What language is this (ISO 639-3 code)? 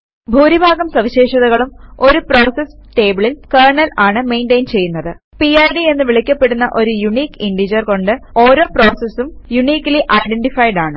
mal